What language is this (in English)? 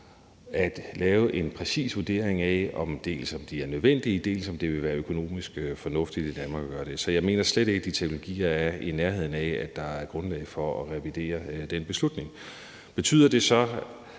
Danish